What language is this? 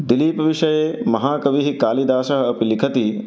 Sanskrit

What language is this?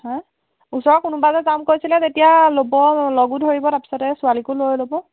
Assamese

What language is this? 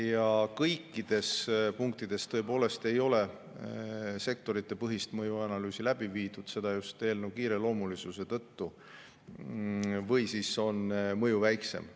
Estonian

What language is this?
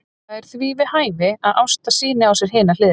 Icelandic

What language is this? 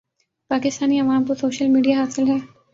Urdu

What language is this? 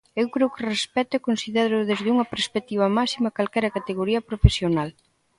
Galician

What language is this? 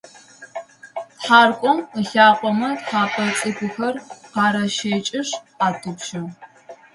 Adyghe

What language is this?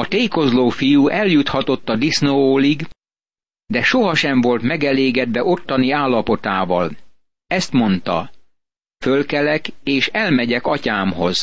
Hungarian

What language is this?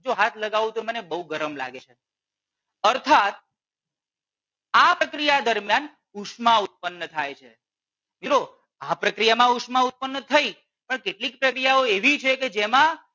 Gujarati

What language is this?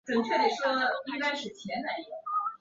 Chinese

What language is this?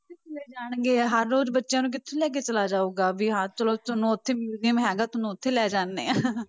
Punjabi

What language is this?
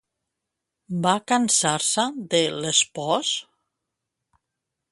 Catalan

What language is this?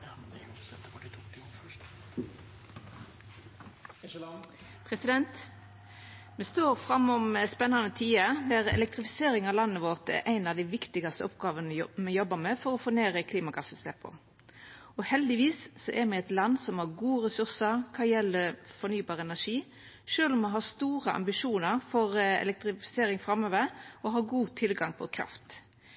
Norwegian Nynorsk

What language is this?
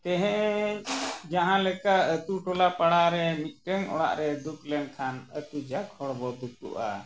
Santali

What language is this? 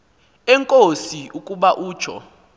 Xhosa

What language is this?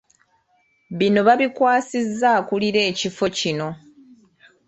Ganda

